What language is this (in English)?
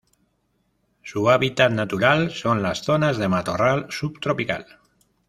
Spanish